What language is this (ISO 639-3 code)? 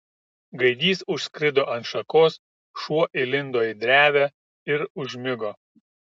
lit